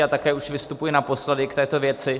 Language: Czech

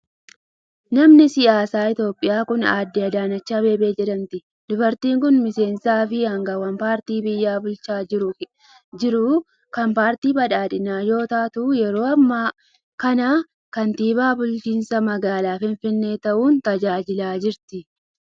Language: Oromo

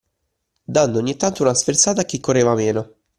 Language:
Italian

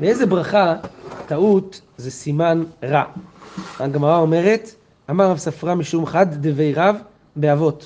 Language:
Hebrew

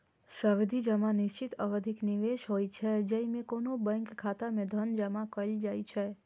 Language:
Maithili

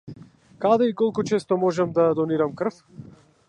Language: Macedonian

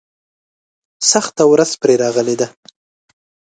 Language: Pashto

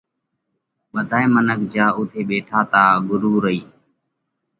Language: Parkari Koli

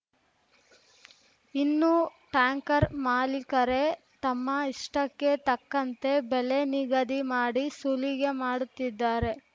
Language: Kannada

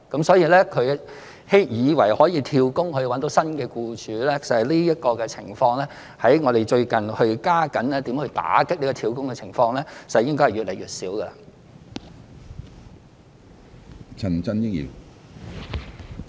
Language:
Cantonese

